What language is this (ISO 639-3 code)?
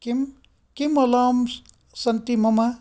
san